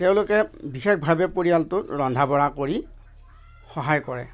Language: Assamese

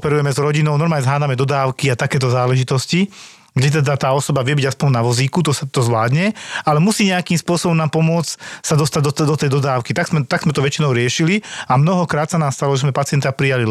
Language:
Slovak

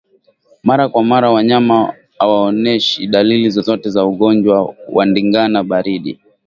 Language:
Swahili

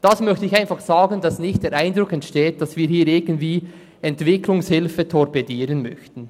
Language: Swiss German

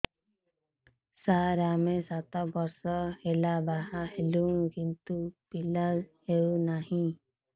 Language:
Odia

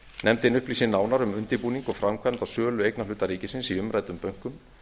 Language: Icelandic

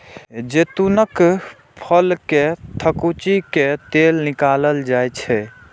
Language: Maithili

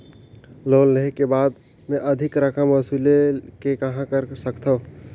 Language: Chhattisgarhi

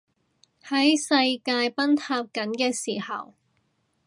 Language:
Cantonese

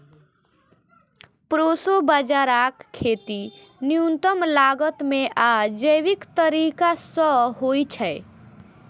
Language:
Maithili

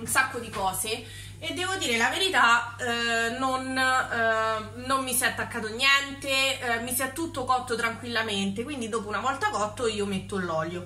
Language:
Italian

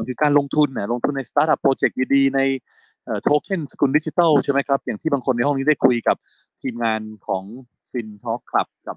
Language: Thai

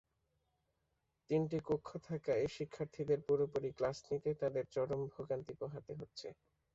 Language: Bangla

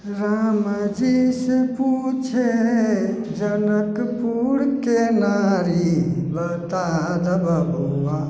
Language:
Maithili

